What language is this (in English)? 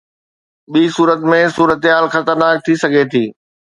Sindhi